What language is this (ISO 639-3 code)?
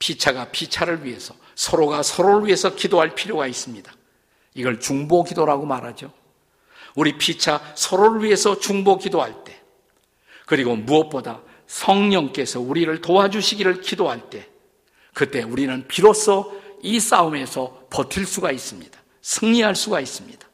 kor